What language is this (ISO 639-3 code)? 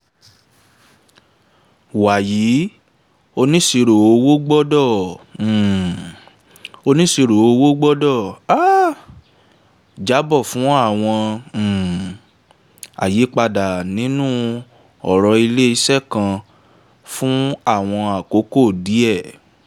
yor